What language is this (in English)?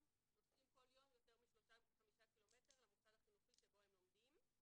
Hebrew